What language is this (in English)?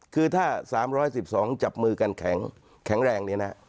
Thai